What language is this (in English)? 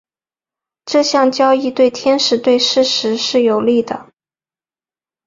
Chinese